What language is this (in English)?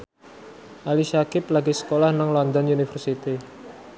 Javanese